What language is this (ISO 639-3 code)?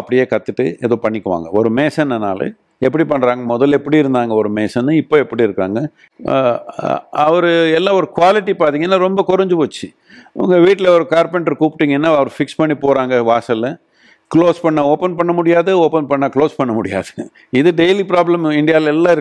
tam